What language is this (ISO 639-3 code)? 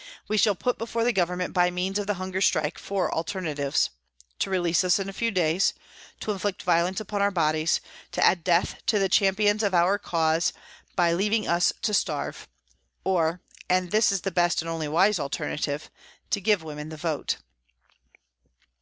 eng